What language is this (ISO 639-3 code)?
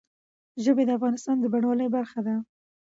pus